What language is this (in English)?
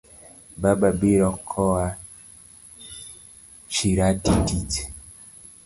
Luo (Kenya and Tanzania)